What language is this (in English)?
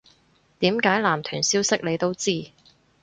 Cantonese